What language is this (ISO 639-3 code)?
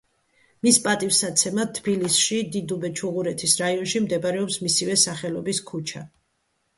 kat